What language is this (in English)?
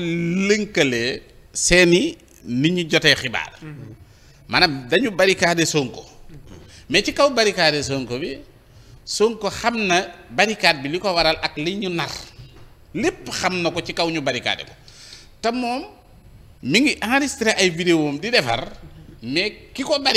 Indonesian